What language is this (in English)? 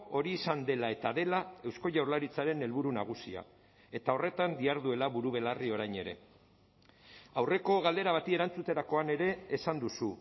Basque